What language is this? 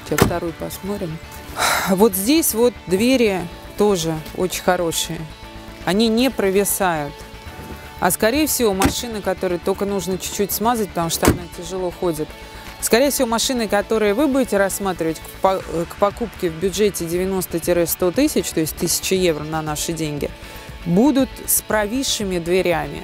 Russian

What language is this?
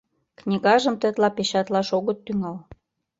Mari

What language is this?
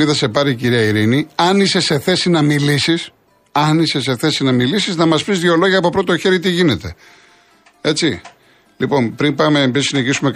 Greek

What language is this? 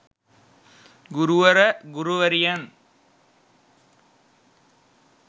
Sinhala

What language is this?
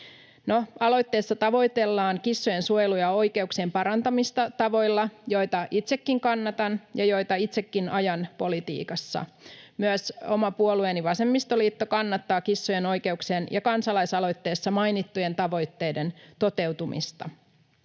Finnish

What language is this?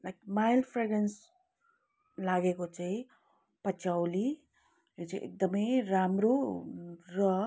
Nepali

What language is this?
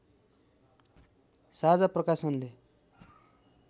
Nepali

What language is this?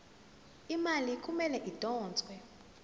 Zulu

